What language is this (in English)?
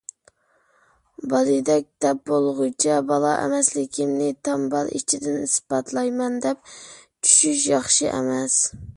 Uyghur